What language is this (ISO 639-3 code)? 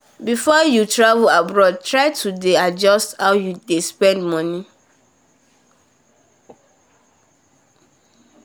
pcm